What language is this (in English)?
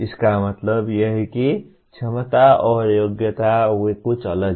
Hindi